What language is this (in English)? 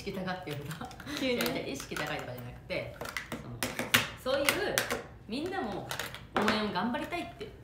Japanese